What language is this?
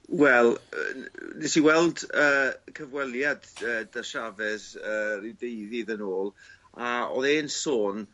Welsh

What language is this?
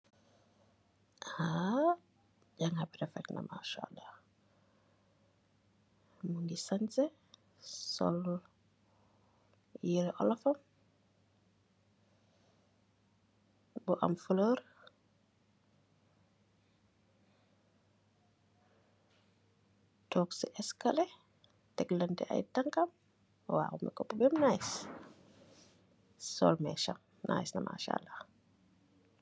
Wolof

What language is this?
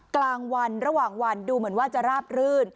Thai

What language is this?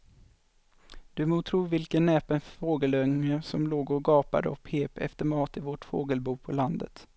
Swedish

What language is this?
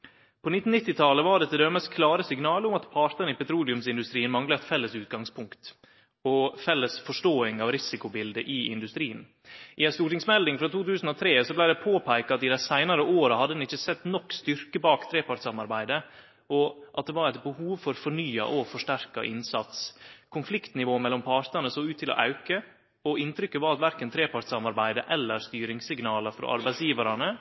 Norwegian Nynorsk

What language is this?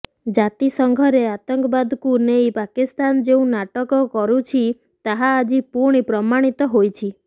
Odia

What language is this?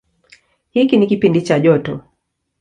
Swahili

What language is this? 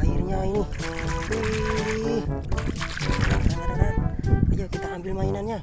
Indonesian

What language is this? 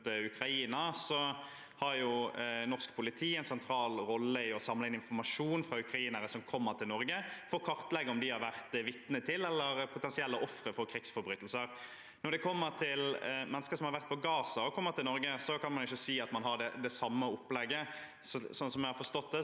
Norwegian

